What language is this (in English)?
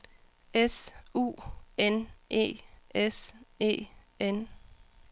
Danish